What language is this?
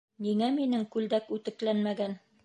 Bashkir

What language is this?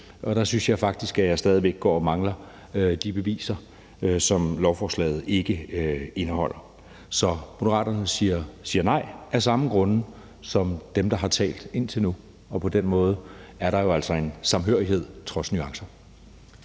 Danish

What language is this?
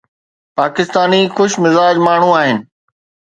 Sindhi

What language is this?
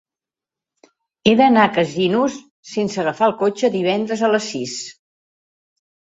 Catalan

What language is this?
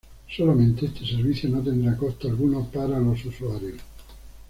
Spanish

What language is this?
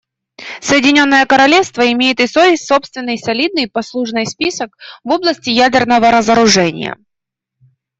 Russian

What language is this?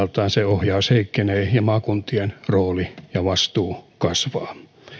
Finnish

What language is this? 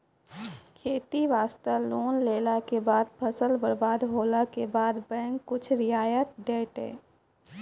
Maithili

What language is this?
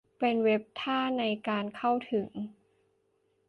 Thai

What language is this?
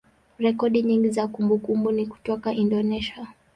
Swahili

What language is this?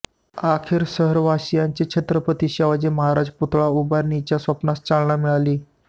Marathi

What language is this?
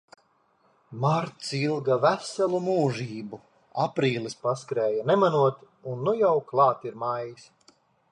Latvian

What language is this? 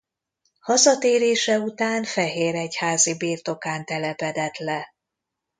Hungarian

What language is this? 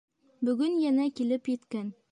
Bashkir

